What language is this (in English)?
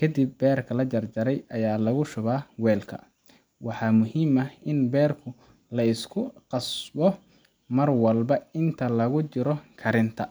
Somali